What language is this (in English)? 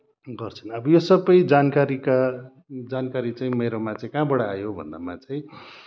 Nepali